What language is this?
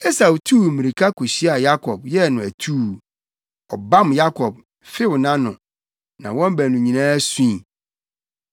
Akan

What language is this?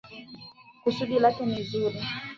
Swahili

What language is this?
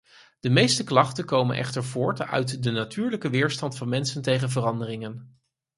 Dutch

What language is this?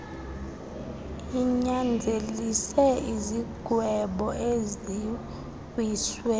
Xhosa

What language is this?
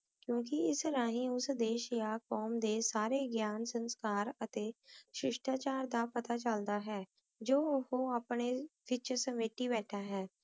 Punjabi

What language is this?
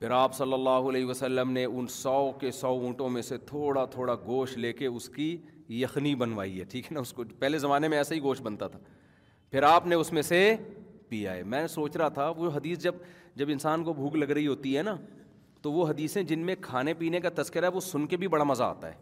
Urdu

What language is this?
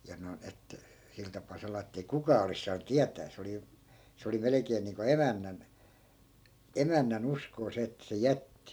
Finnish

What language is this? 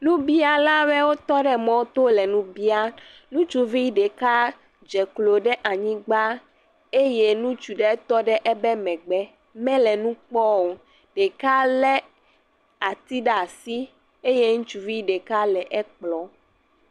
Ewe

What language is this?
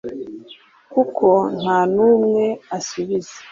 Kinyarwanda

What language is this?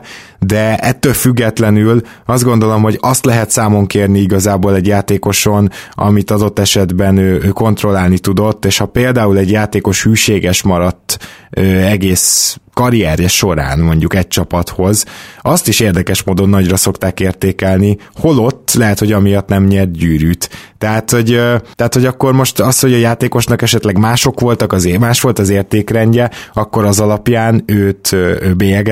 Hungarian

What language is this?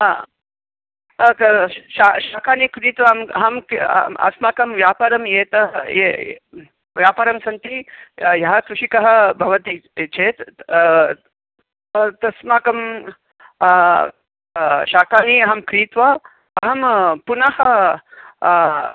Sanskrit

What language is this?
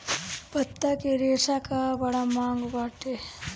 Bhojpuri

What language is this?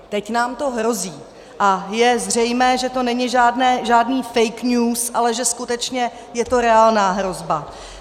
Czech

